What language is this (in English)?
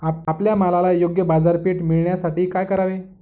Marathi